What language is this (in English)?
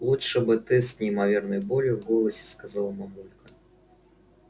Russian